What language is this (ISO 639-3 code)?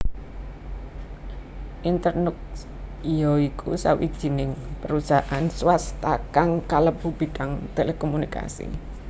jav